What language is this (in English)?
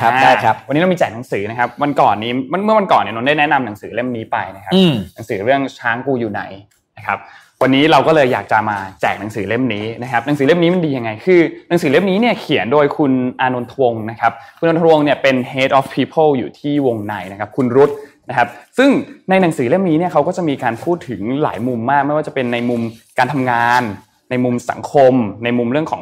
Thai